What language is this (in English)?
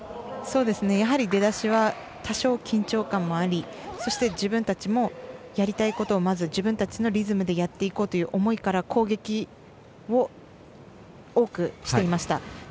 Japanese